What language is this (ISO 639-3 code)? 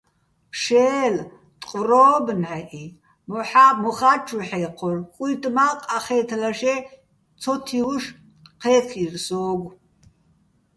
bbl